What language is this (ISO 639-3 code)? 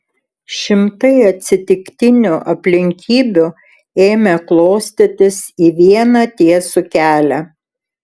lit